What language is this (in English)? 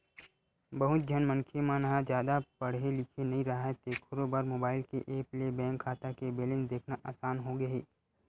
Chhattisgarhi